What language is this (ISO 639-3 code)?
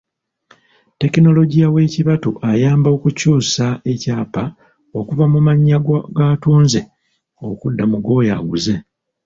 lug